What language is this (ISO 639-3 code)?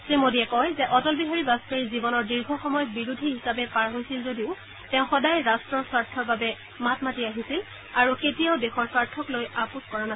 asm